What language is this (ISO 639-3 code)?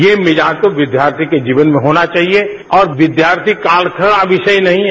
hin